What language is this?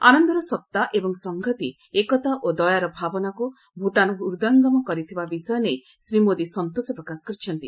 Odia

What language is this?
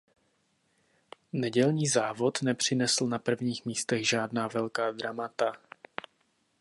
Czech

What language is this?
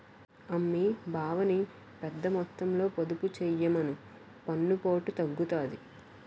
Telugu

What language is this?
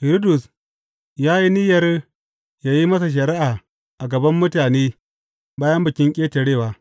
Hausa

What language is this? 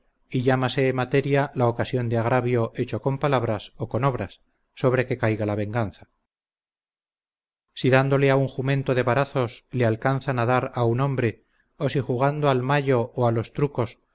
Spanish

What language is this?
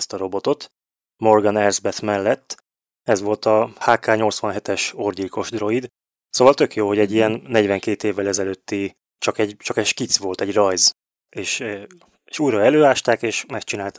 Hungarian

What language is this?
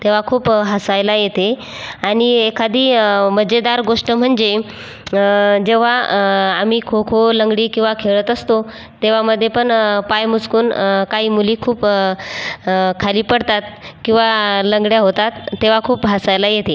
Marathi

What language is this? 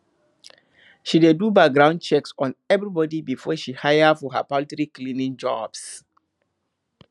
Nigerian Pidgin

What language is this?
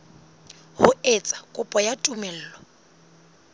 Southern Sotho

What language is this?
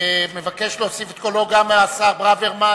Hebrew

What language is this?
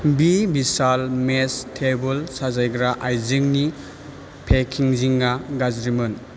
Bodo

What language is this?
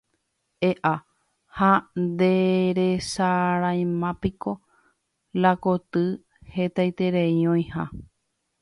Guarani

